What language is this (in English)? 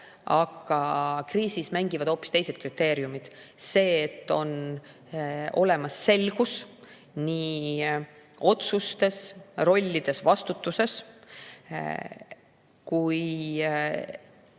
Estonian